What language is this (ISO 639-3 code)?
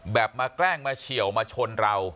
tha